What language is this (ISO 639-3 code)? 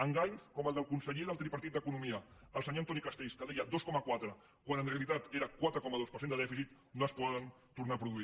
cat